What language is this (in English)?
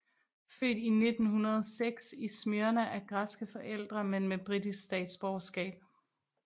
Danish